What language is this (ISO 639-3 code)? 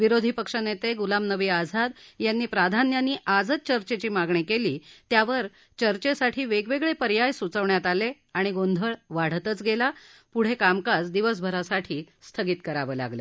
mar